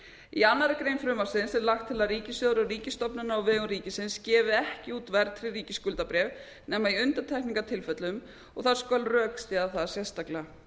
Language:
Icelandic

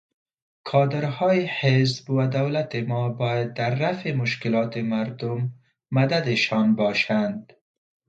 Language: Persian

